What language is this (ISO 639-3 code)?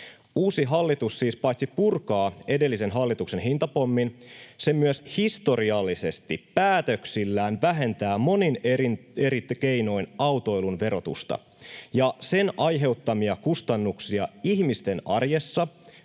fin